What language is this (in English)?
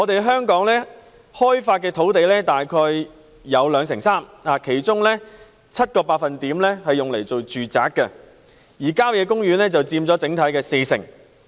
Cantonese